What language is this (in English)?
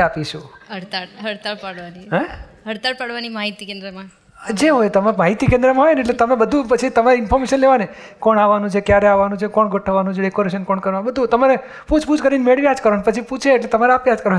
Gujarati